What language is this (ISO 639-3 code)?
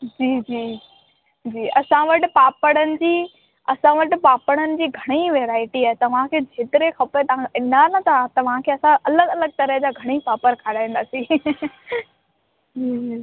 snd